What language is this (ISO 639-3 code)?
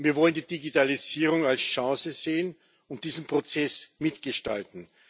deu